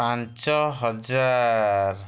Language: Odia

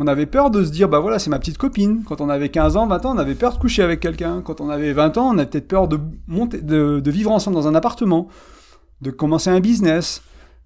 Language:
French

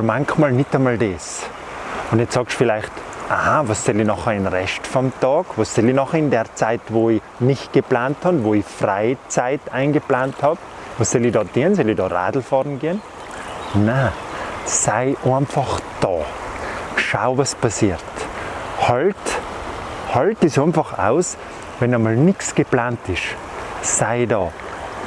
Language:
German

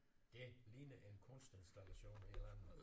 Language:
Danish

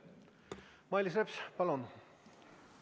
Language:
Estonian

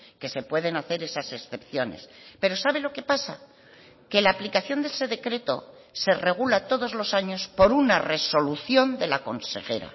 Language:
Spanish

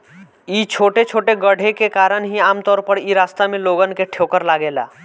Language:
Bhojpuri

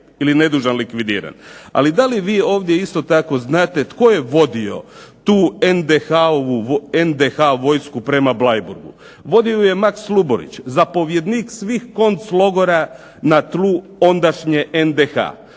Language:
Croatian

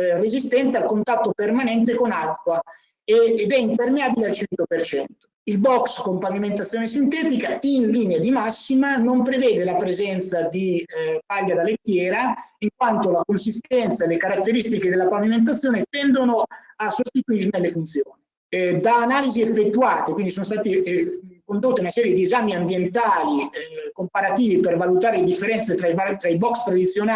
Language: Italian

